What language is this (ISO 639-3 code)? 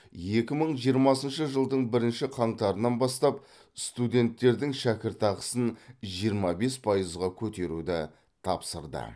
kaz